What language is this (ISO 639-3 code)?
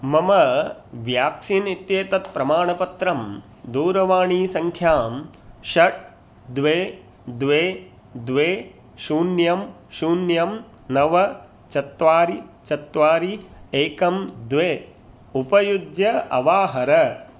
san